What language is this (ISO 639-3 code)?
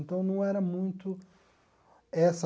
por